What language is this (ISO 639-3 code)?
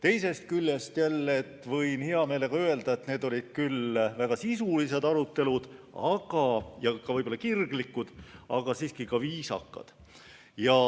est